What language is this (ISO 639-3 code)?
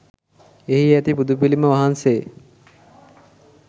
sin